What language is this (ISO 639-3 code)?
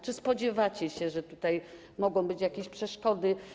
pol